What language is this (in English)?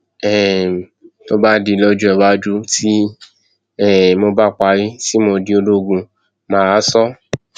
Yoruba